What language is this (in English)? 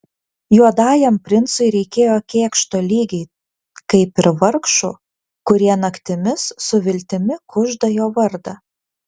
Lithuanian